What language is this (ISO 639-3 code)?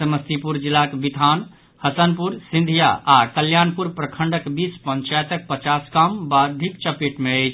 mai